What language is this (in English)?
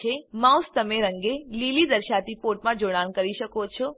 Gujarati